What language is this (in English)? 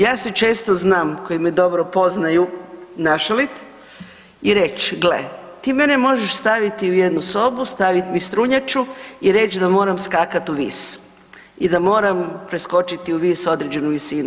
Croatian